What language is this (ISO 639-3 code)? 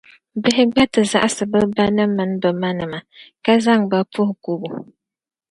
dag